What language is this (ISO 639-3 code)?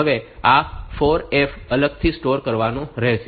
guj